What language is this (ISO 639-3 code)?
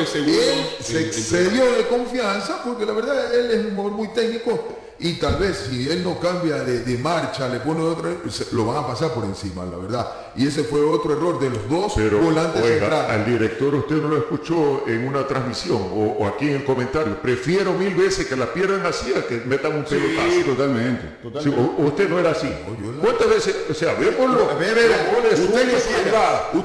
spa